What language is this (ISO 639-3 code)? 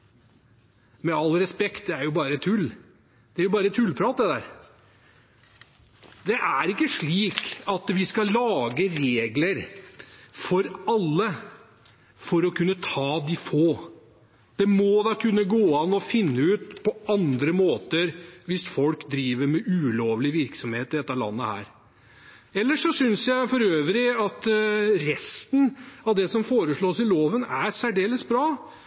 nob